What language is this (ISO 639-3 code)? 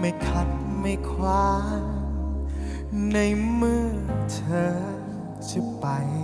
tha